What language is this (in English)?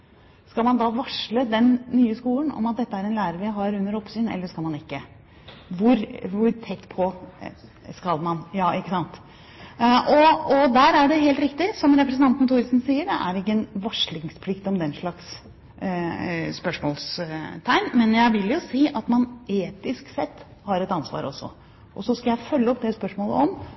Norwegian Bokmål